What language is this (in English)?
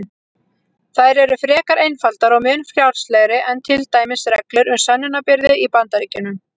Icelandic